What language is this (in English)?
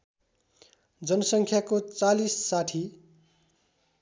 Nepali